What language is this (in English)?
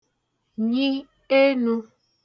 Igbo